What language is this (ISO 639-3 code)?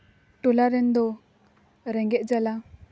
sat